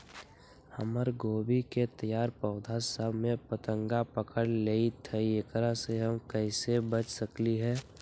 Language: Magahi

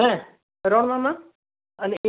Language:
Santali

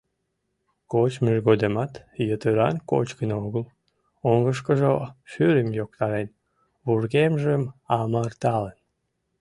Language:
Mari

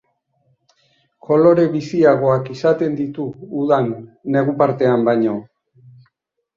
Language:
Basque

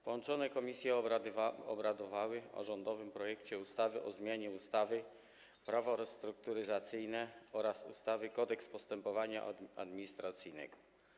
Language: Polish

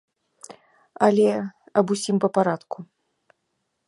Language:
Belarusian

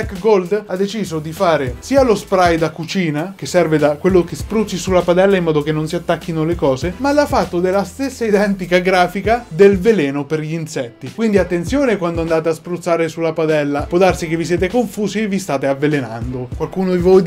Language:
Italian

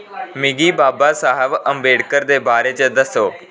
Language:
Dogri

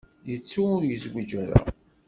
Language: Kabyle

